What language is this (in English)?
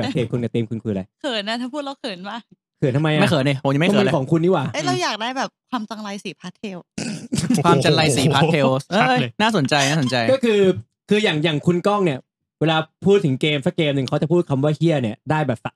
Thai